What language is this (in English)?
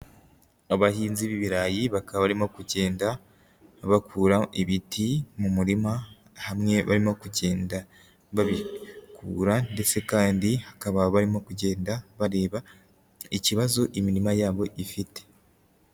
Kinyarwanda